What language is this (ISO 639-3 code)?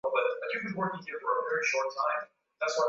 swa